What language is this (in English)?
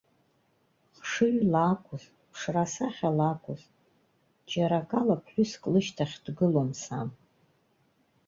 Abkhazian